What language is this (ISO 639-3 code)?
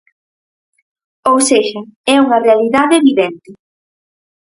glg